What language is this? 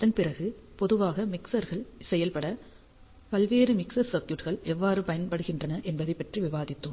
Tamil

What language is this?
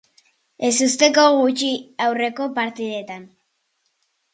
Basque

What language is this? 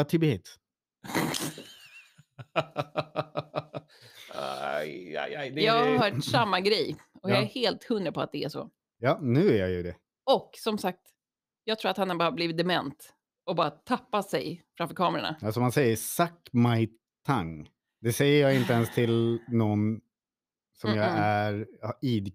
Swedish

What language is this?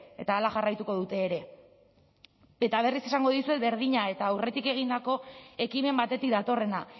Basque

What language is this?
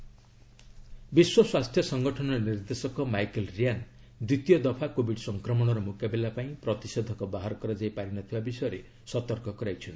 Odia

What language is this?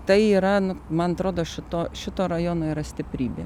Lithuanian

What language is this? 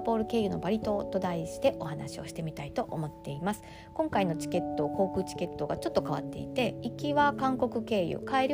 Japanese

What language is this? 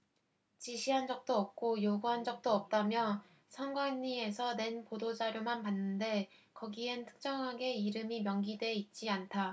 Korean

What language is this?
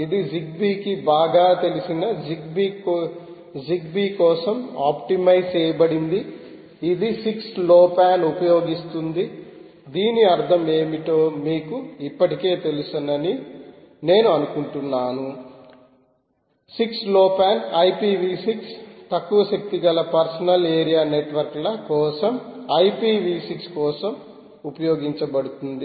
Telugu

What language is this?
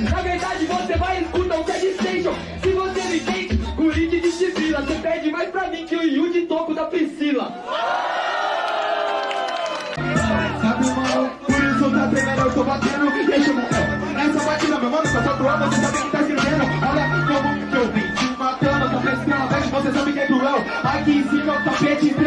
Portuguese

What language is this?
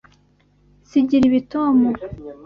Kinyarwanda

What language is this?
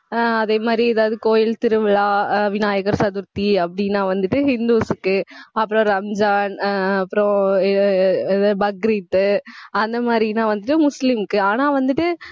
Tamil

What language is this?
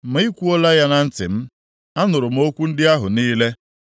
Igbo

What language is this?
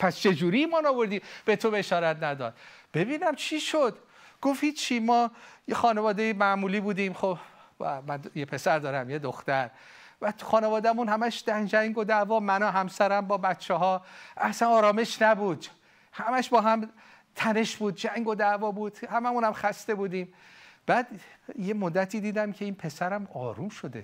Persian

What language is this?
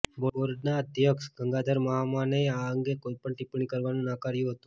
Gujarati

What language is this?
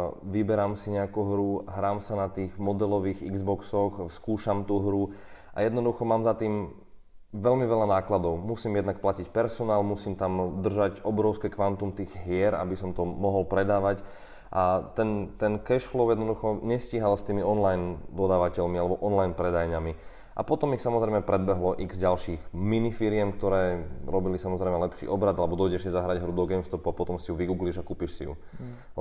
Slovak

